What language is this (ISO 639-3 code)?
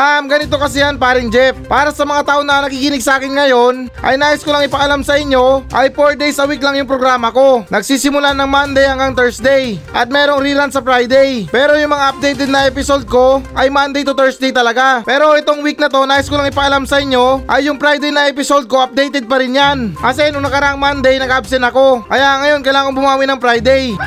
fil